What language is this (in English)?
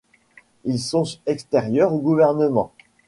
French